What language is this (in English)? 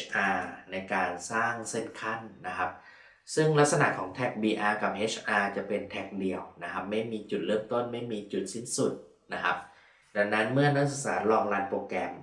Thai